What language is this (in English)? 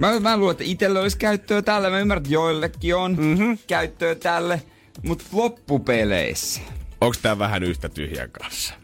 Finnish